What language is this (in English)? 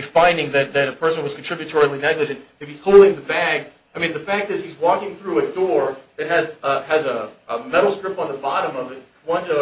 English